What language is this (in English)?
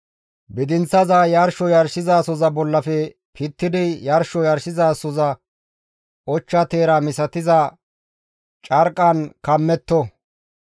Gamo